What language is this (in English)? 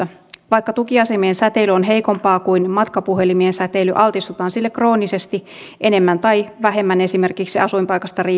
Finnish